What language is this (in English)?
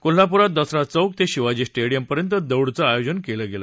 Marathi